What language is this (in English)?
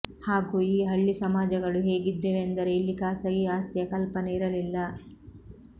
Kannada